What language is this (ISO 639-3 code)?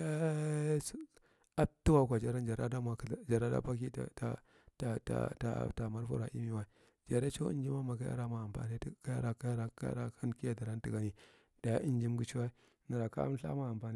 mrt